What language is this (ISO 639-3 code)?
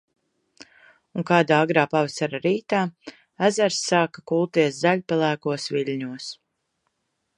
lav